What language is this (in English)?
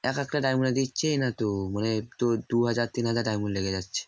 Bangla